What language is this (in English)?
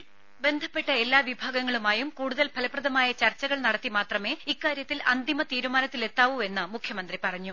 Malayalam